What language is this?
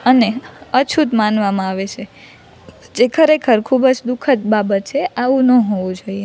Gujarati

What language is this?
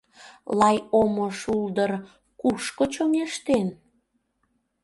Mari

